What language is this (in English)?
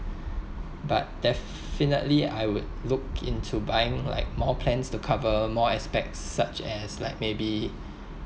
English